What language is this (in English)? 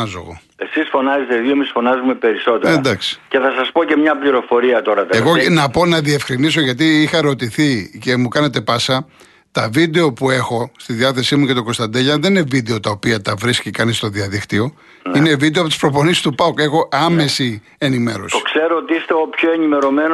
Greek